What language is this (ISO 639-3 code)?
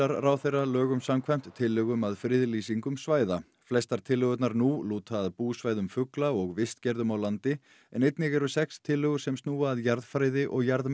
isl